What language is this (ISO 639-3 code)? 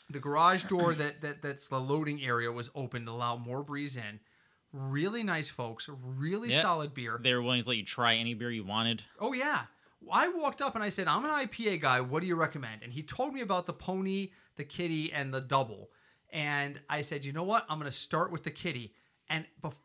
eng